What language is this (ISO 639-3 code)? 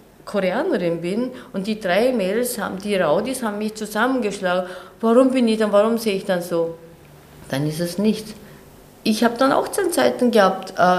deu